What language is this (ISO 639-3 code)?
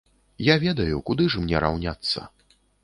bel